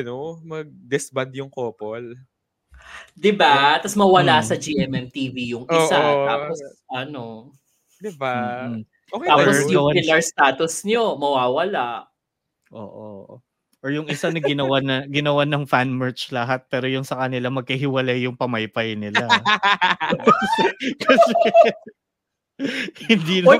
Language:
Filipino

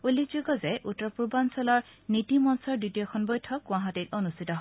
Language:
Assamese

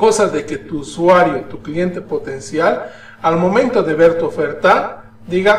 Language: Spanish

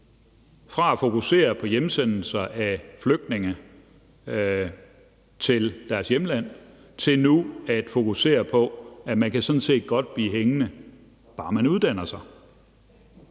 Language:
Danish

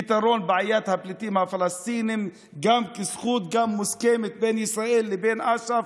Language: Hebrew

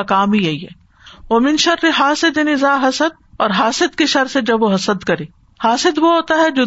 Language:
Urdu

